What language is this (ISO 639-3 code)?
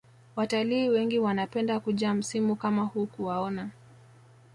swa